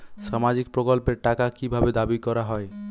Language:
Bangla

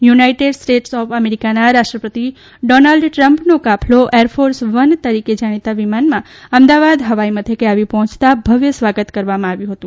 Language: Gujarati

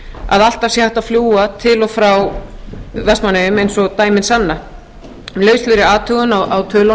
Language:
Icelandic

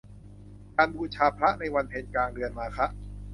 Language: Thai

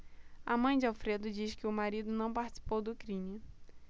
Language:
Portuguese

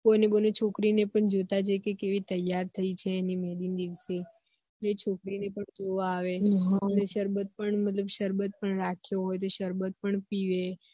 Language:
Gujarati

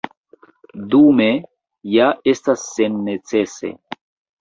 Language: Esperanto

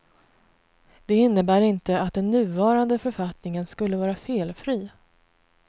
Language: Swedish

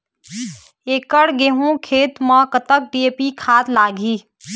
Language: Chhattisgarhi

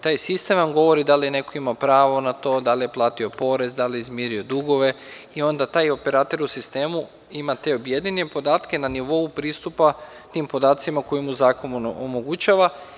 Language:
Serbian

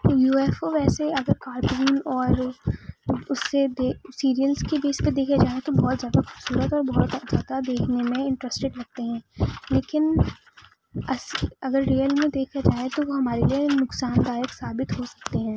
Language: Urdu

